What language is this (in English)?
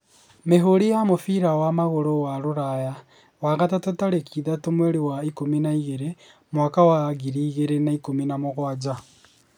Kikuyu